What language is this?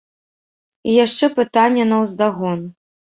Belarusian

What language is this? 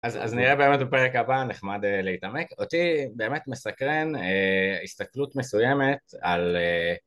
Hebrew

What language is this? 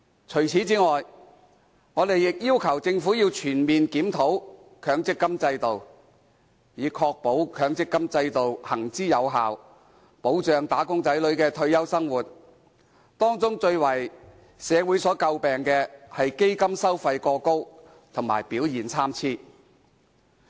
Cantonese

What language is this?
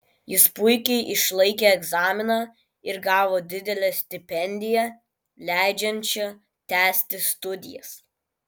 Lithuanian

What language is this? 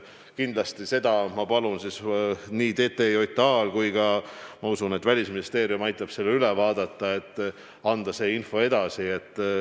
Estonian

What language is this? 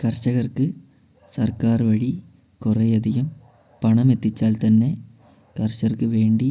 Malayalam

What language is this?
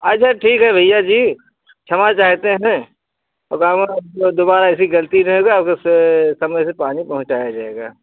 Hindi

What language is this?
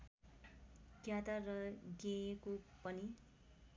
Nepali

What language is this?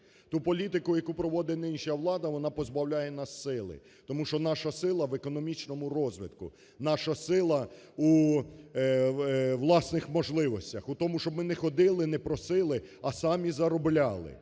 Ukrainian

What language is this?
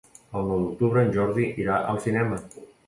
Catalan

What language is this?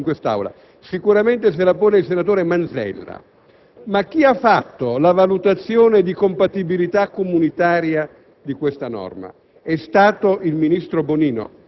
Italian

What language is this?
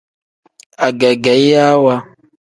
Tem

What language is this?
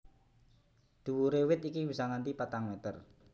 Javanese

